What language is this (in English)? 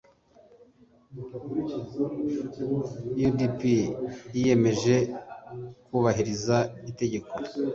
Kinyarwanda